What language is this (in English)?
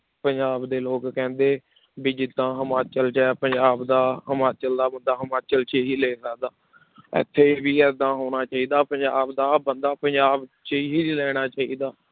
Punjabi